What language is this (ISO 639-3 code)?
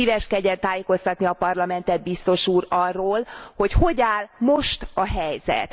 hun